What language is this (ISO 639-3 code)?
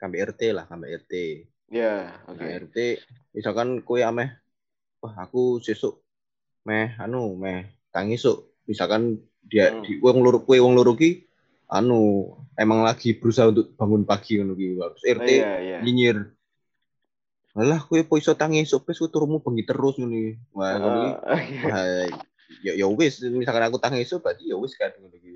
ind